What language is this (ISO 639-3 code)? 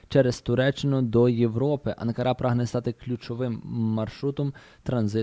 ukr